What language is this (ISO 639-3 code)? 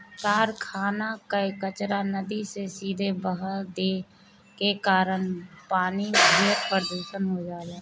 bho